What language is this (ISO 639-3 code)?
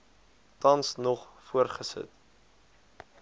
afr